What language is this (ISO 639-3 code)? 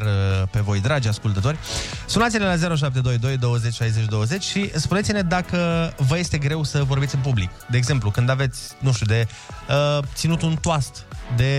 ron